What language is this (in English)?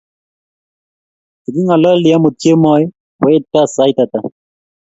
Kalenjin